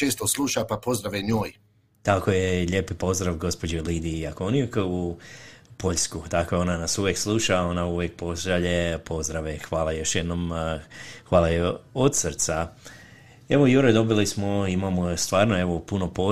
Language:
Croatian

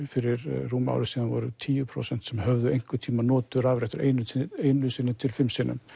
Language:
Icelandic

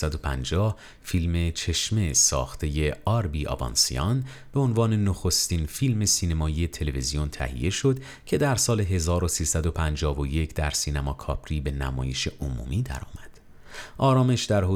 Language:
Persian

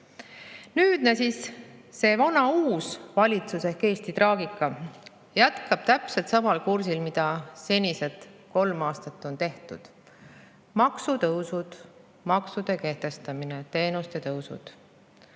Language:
Estonian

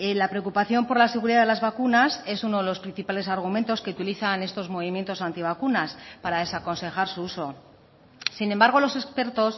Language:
Spanish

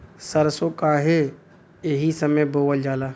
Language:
Bhojpuri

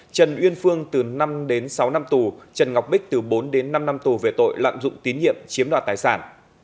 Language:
Vietnamese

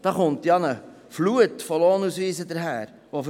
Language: Swiss German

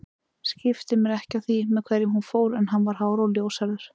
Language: Icelandic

